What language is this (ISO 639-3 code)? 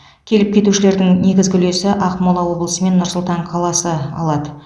kaz